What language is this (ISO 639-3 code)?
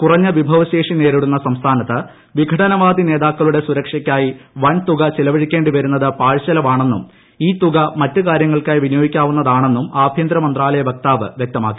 mal